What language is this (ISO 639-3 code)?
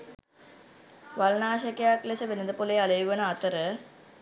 sin